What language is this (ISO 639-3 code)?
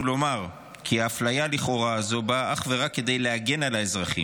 heb